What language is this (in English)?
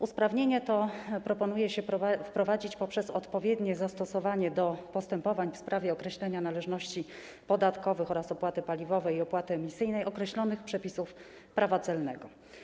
Polish